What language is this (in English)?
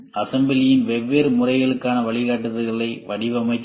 Tamil